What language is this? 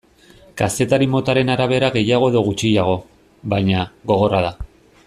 Basque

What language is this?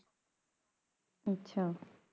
Punjabi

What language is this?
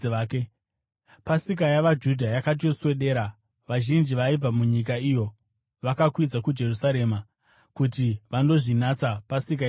Shona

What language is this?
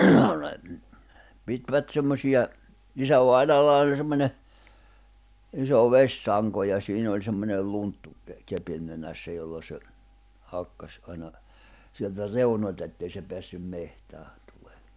Finnish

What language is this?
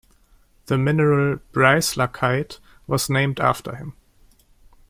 English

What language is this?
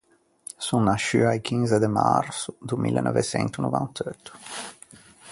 Ligurian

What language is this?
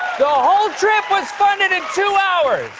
English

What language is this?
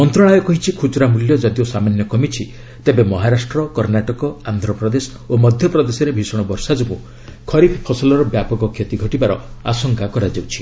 Odia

